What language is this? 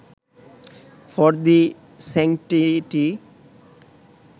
Bangla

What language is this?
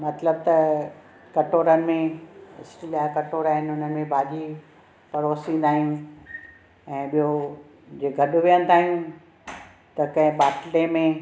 Sindhi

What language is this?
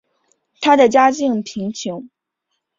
Chinese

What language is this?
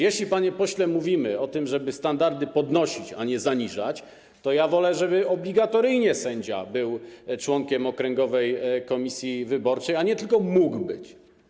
Polish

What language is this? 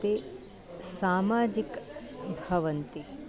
Sanskrit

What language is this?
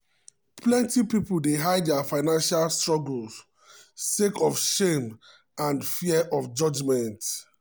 Nigerian Pidgin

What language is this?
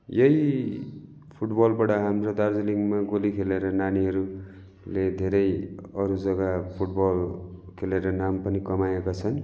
Nepali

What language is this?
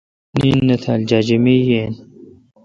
Kalkoti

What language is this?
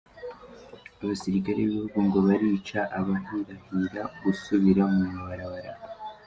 Kinyarwanda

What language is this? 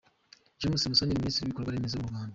Kinyarwanda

